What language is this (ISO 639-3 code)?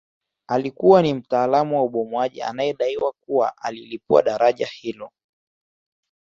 swa